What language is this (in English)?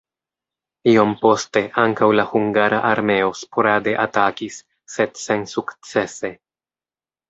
Esperanto